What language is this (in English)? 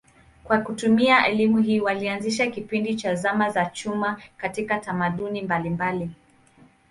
Swahili